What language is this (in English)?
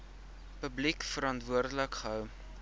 Afrikaans